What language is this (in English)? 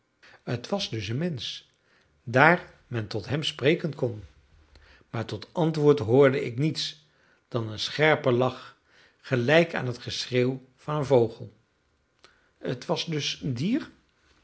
Dutch